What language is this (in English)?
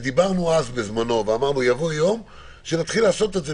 Hebrew